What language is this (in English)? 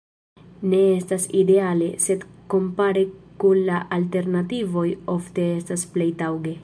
Esperanto